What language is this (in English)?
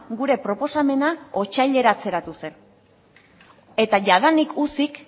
Basque